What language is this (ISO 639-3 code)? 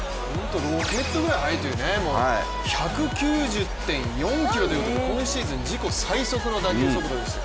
jpn